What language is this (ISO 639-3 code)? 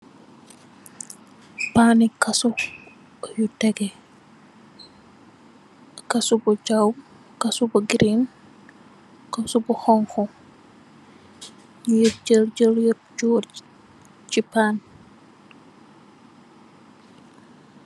wol